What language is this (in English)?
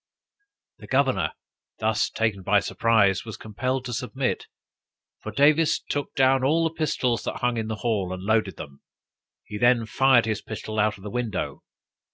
English